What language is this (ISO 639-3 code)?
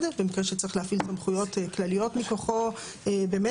heb